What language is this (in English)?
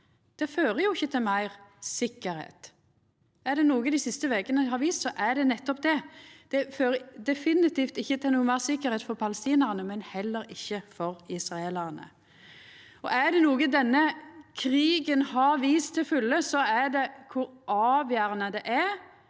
Norwegian